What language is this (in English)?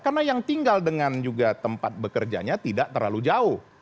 Indonesian